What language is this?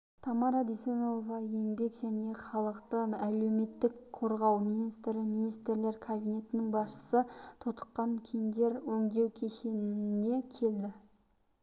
Kazakh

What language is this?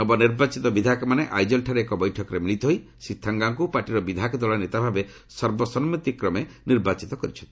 Odia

